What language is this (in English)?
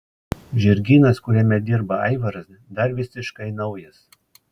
Lithuanian